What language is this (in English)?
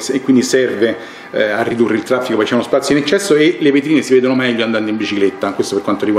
Italian